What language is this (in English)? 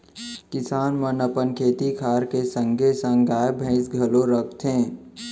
Chhattisgarhi